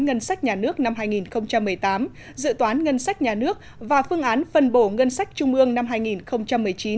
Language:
Vietnamese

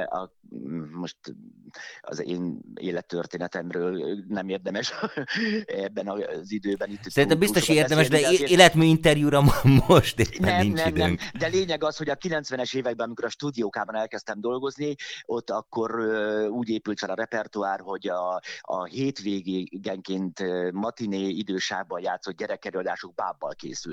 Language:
Hungarian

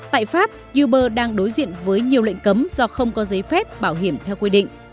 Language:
Vietnamese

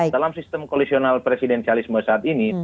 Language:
Indonesian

